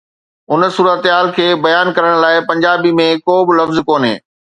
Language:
Sindhi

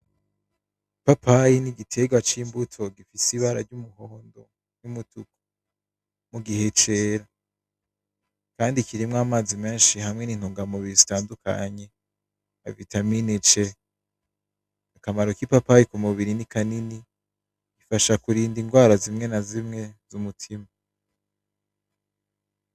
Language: Rundi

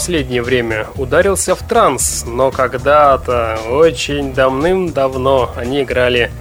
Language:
Russian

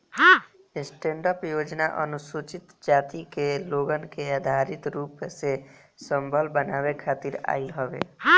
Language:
Bhojpuri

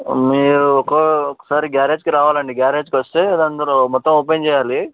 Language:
Telugu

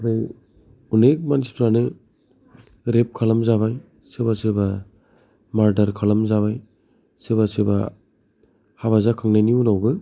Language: Bodo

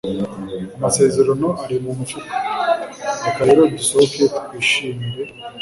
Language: Kinyarwanda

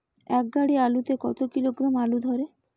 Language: Bangla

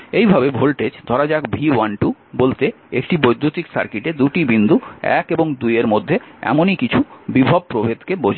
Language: Bangla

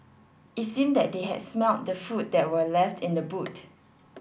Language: English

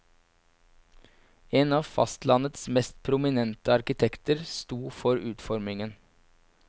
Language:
Norwegian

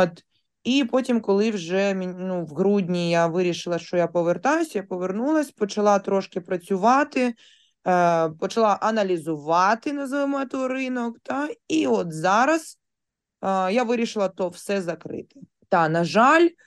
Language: Ukrainian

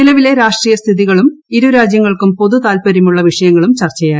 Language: Malayalam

